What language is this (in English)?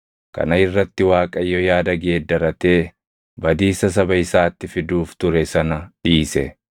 Oromo